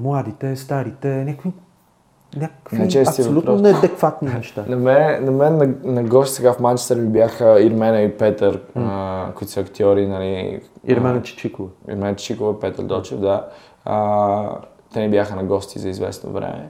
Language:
Bulgarian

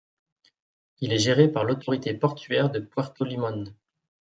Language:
French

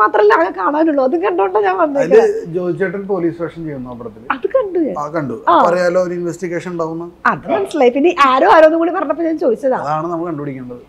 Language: Malayalam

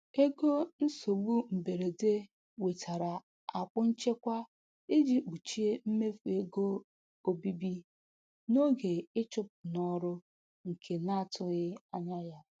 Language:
Igbo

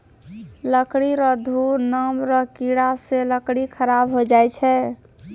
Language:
Maithili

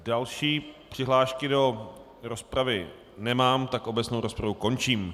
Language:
Czech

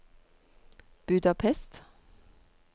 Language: Norwegian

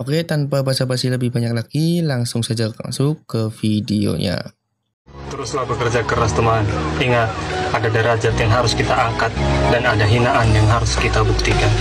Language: Indonesian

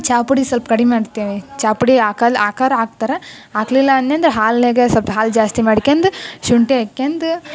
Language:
Kannada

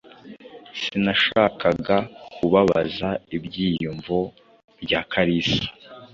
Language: Kinyarwanda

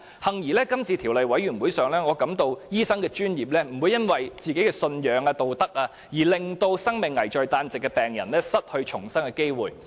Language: Cantonese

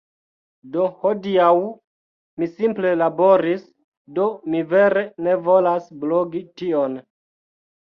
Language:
Esperanto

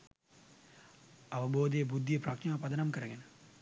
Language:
Sinhala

